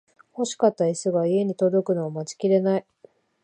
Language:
Japanese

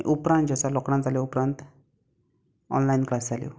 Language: Konkani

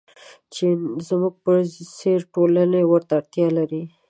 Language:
Pashto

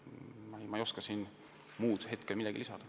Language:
Estonian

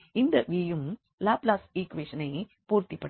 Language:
Tamil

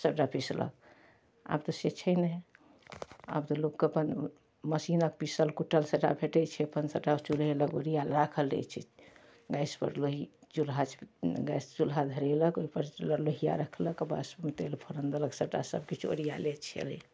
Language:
Maithili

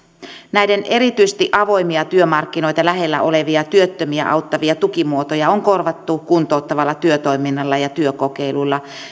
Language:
Finnish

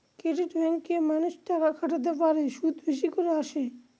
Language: Bangla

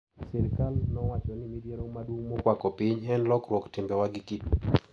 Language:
Luo (Kenya and Tanzania)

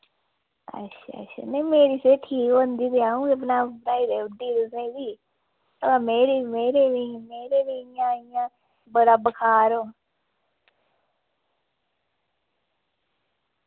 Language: Dogri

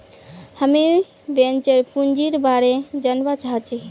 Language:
Magahi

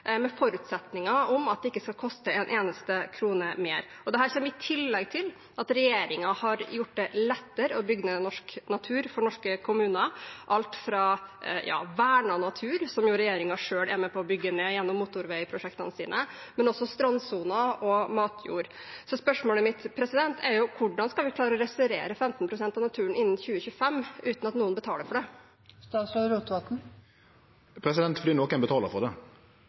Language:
Norwegian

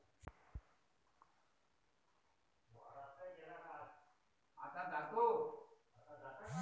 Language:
Marathi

